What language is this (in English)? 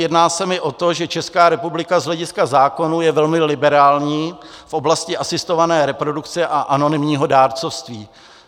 Czech